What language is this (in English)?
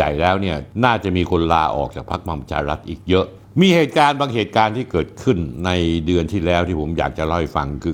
Thai